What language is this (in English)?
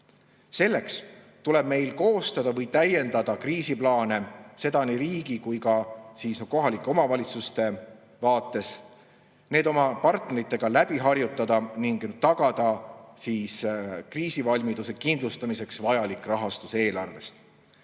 Estonian